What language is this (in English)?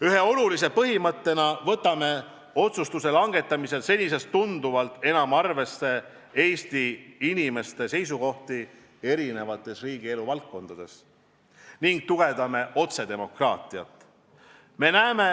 Estonian